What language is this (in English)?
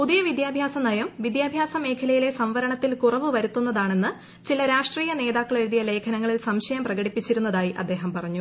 Malayalam